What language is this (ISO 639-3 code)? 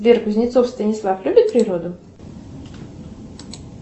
rus